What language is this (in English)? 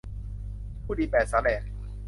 Thai